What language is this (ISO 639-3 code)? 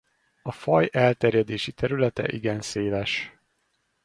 hun